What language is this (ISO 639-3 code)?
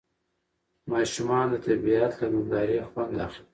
pus